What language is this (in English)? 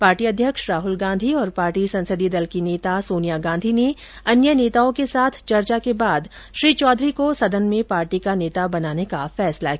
Hindi